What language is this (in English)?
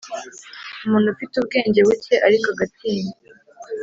Kinyarwanda